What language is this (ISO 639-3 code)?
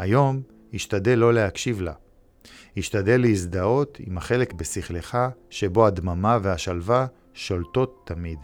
heb